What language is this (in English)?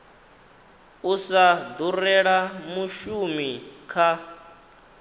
Venda